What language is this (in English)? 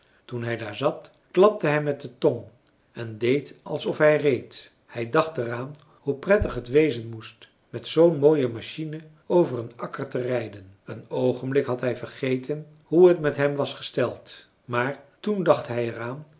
Dutch